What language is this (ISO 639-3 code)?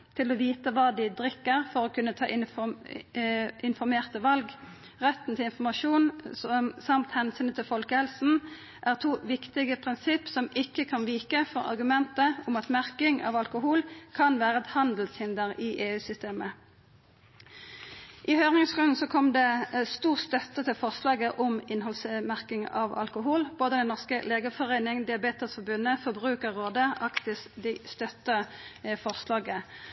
nno